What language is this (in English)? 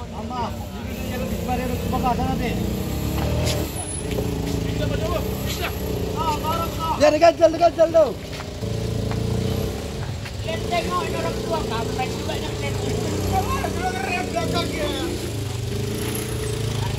Indonesian